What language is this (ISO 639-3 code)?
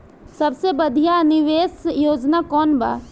bho